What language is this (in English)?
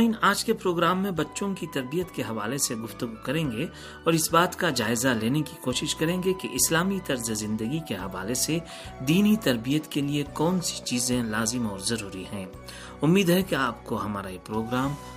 Urdu